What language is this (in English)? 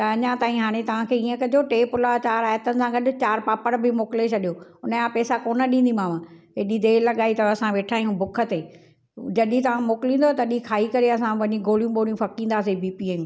Sindhi